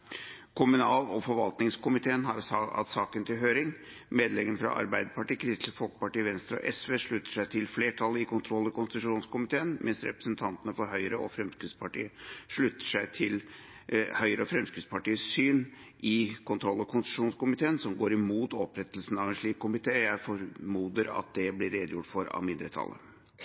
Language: Norwegian Bokmål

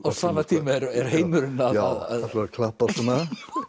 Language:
Icelandic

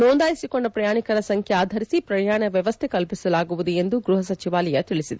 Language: Kannada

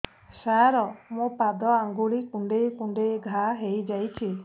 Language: Odia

